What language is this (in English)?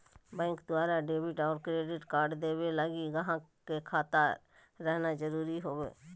Magahi